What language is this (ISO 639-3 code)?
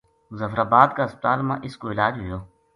gju